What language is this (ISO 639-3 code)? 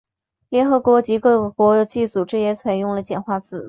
zho